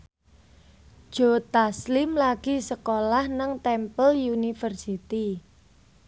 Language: Javanese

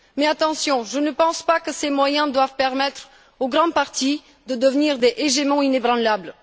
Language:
French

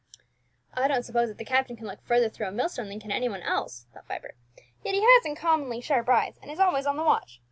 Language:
English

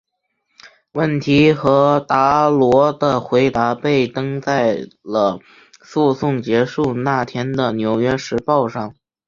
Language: Chinese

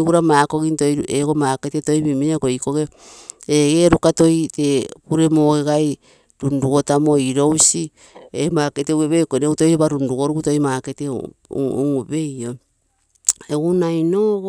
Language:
Terei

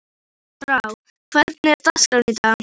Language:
Icelandic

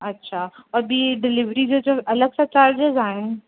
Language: Sindhi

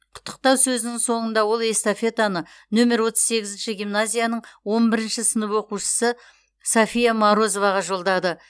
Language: Kazakh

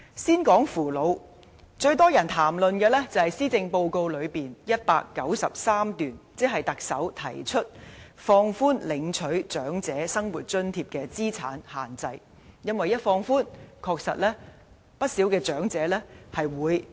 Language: Cantonese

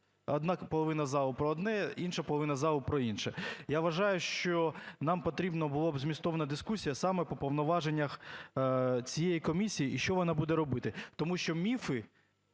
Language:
Ukrainian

